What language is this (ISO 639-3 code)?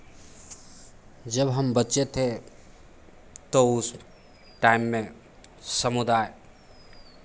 hin